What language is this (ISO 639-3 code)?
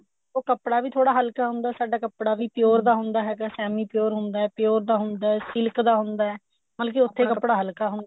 pan